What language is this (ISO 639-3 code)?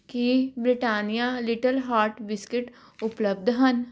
pan